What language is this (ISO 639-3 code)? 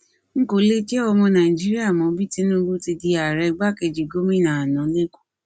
yor